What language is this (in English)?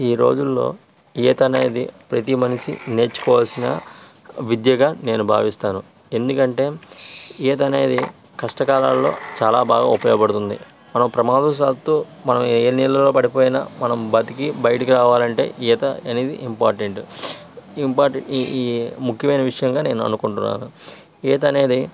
Telugu